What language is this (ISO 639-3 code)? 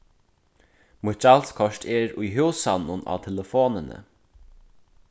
fao